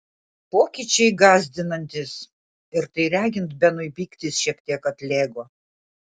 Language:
Lithuanian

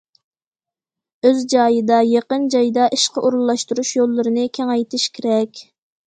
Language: Uyghur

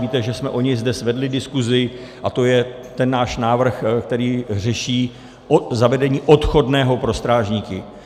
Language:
Czech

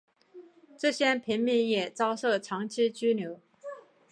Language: Chinese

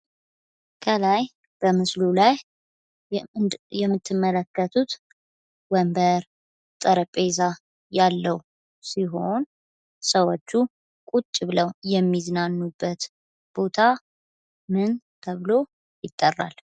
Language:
Amharic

